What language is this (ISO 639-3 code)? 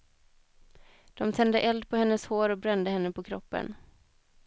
swe